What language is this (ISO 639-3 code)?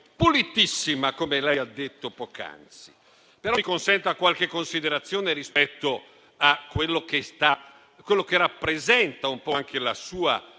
ita